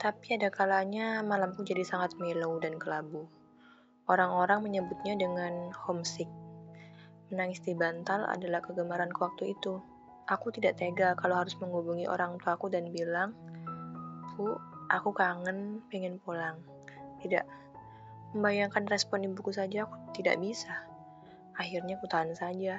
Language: Indonesian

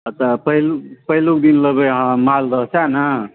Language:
Maithili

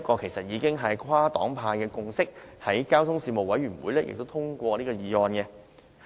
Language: Cantonese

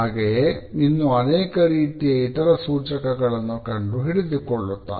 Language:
Kannada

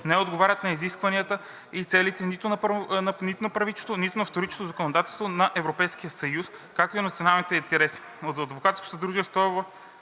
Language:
Bulgarian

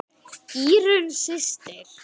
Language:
Icelandic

